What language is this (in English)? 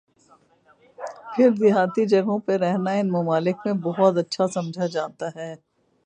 Urdu